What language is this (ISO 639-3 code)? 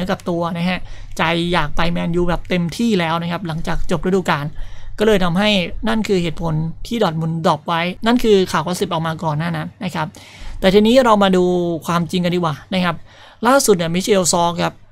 tha